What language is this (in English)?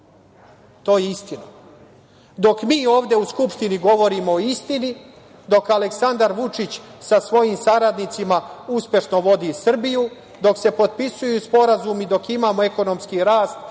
Serbian